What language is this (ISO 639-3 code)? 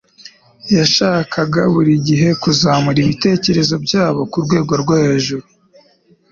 kin